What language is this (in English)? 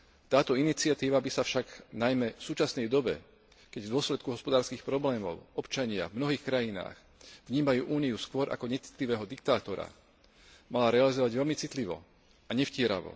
Slovak